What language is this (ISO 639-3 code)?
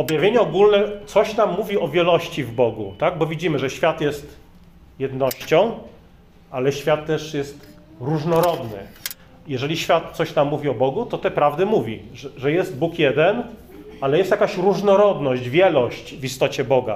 pol